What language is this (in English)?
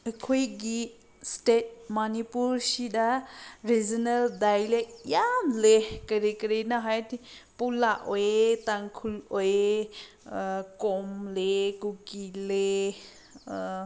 Manipuri